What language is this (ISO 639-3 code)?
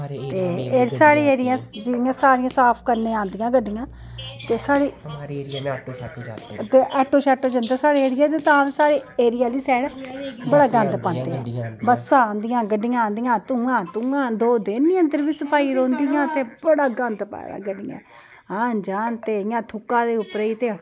doi